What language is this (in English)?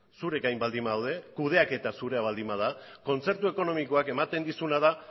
Basque